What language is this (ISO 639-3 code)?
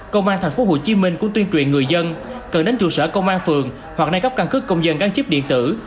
vie